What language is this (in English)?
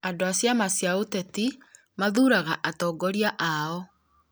Kikuyu